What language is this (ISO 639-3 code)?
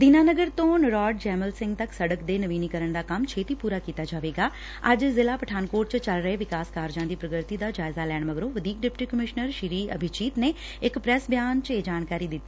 pan